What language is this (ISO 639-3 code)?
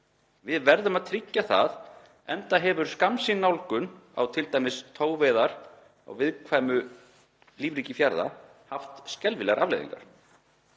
isl